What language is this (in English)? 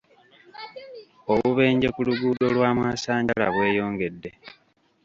Ganda